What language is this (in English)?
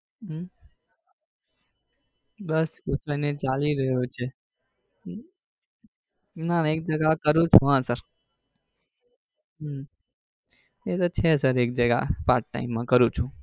Gujarati